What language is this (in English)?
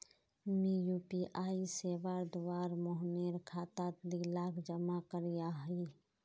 Magahi